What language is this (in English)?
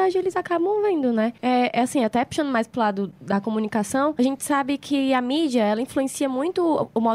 Portuguese